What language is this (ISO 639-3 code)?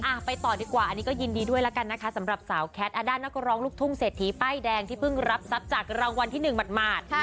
tha